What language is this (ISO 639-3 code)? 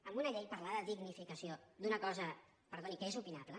cat